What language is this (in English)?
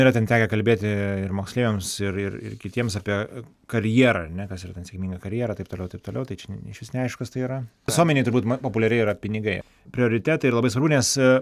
Lithuanian